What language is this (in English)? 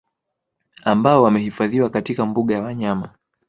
Swahili